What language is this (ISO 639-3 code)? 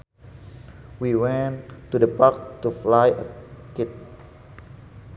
sun